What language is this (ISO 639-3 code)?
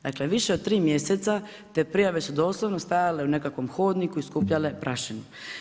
hrv